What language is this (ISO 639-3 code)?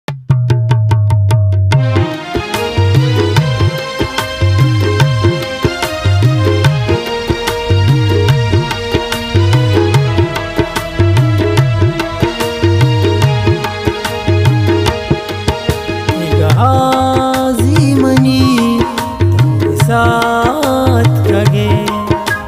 kan